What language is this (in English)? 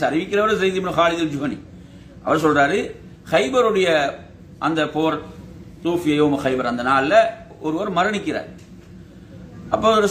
Arabic